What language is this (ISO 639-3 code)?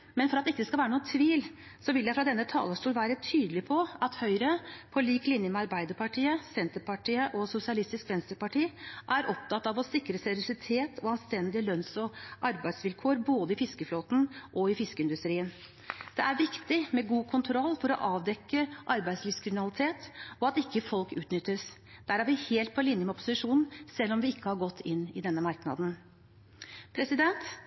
nob